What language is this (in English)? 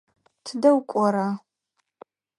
Adyghe